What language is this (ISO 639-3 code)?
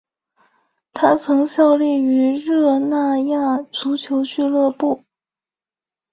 zho